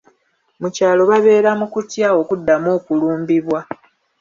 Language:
Ganda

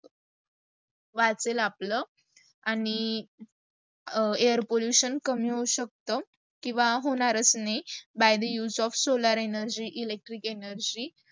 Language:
Marathi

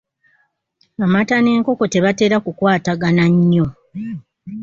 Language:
Ganda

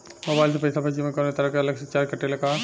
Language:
Bhojpuri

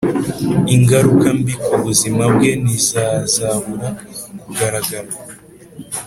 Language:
Kinyarwanda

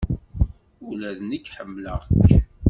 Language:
Kabyle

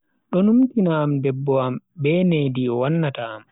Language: Bagirmi Fulfulde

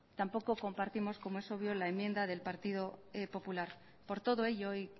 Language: Spanish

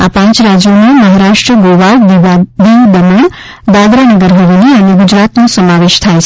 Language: Gujarati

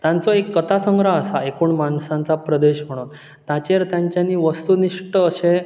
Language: Konkani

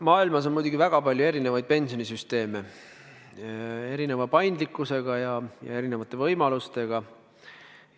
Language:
Estonian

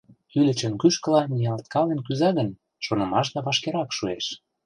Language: Mari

